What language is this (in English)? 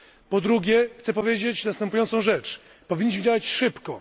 Polish